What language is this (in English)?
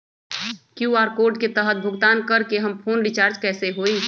Magahi